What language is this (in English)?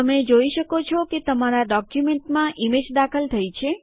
Gujarati